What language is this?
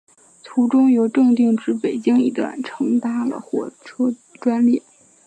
Chinese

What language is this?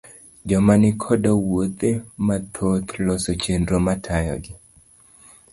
Luo (Kenya and Tanzania)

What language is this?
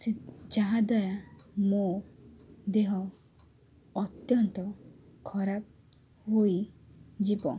Odia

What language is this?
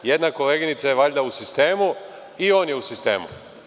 Serbian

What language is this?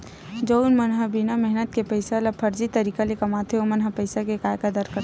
Chhattisgarhi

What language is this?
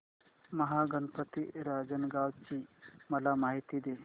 Marathi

